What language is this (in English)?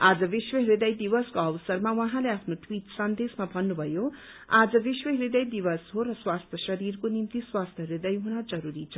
Nepali